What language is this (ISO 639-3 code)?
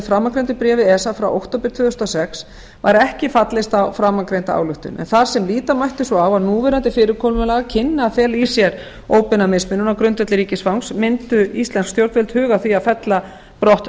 isl